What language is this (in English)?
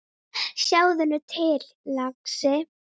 Icelandic